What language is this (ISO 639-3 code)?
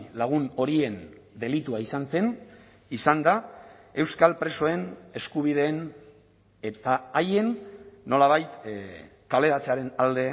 eus